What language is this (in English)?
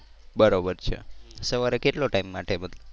Gujarati